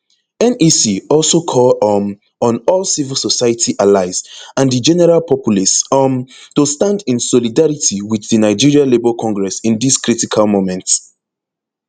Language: Nigerian Pidgin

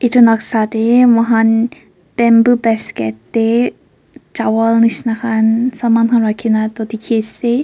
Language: Naga Pidgin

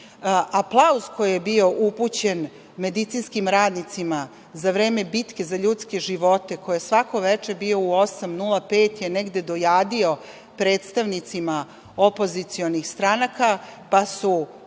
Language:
Serbian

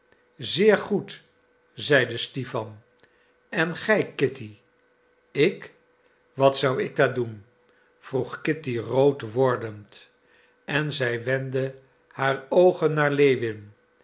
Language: Dutch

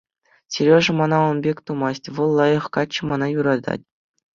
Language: Chuvash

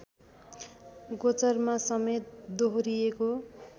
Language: Nepali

